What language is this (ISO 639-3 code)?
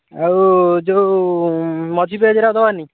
ori